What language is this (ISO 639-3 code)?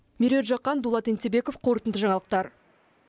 kaz